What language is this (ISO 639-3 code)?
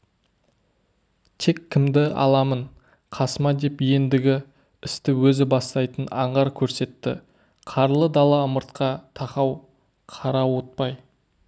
kaz